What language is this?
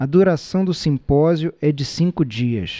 Portuguese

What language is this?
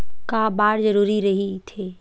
Chhattisgarhi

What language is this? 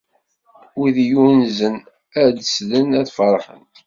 Kabyle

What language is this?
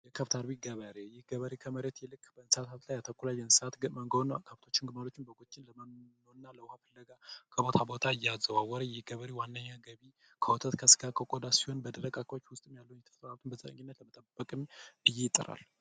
Amharic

